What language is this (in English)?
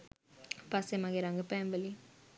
Sinhala